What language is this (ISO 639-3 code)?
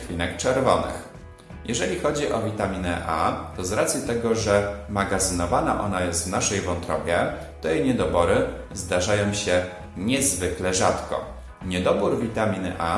pol